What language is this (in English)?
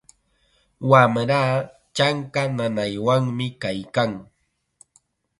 Chiquián Ancash Quechua